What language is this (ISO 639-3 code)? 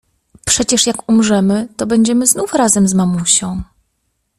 pol